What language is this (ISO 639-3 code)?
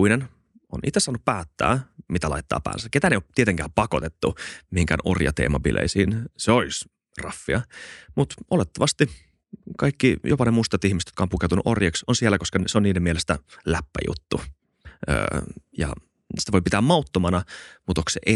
fin